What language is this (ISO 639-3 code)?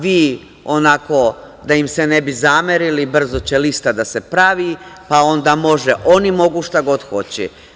srp